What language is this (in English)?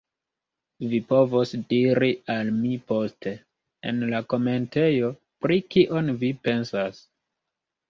Esperanto